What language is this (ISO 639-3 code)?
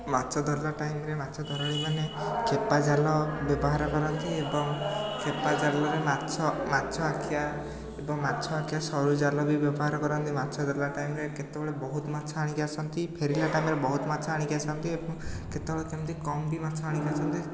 ori